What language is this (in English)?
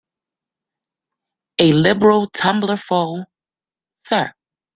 English